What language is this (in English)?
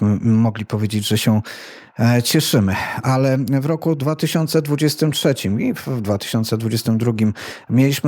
Polish